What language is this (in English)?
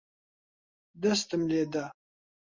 Central Kurdish